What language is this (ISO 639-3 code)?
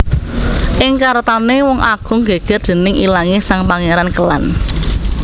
jav